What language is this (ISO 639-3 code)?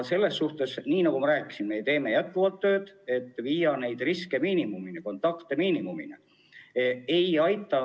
est